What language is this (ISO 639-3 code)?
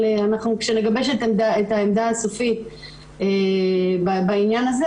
heb